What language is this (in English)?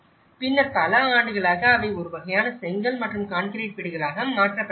Tamil